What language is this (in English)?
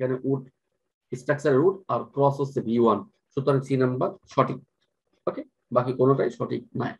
Turkish